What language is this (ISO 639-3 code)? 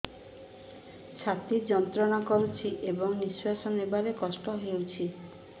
ori